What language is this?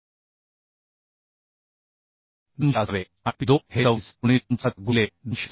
Marathi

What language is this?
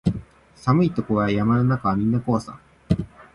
Japanese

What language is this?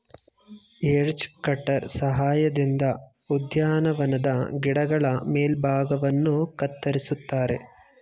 Kannada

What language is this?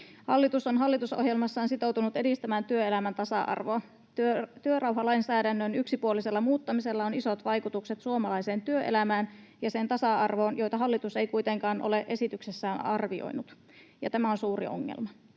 Finnish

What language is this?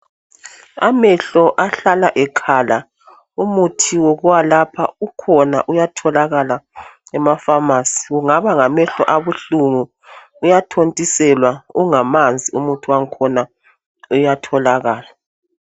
North Ndebele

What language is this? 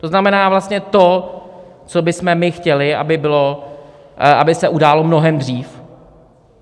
Czech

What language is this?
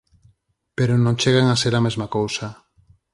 Galician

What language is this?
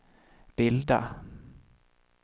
Swedish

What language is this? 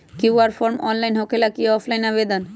Magahi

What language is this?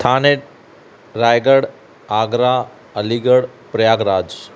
Sindhi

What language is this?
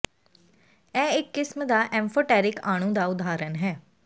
Punjabi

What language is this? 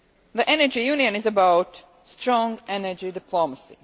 English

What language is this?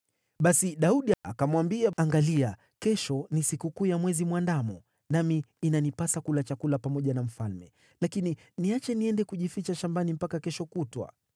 Swahili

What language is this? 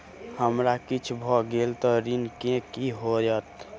Maithili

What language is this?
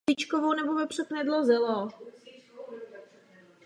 Czech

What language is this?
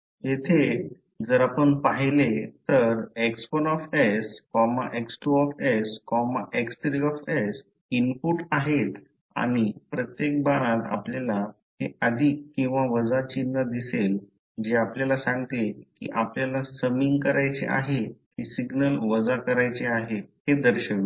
Marathi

